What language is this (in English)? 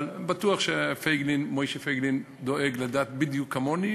Hebrew